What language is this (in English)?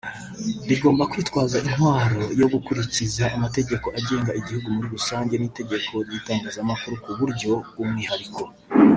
Kinyarwanda